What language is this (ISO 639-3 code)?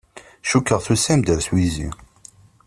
kab